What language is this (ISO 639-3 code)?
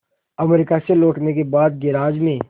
hin